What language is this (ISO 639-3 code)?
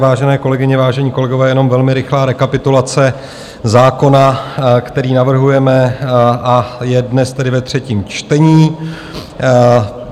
ces